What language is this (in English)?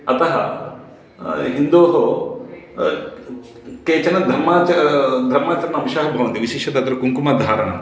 Sanskrit